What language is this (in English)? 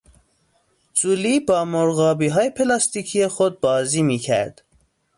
Persian